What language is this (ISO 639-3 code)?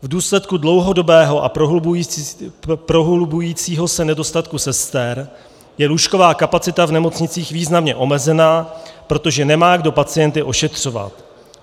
ces